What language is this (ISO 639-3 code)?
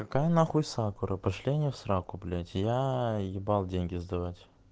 rus